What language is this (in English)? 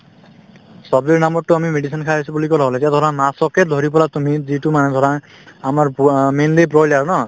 Assamese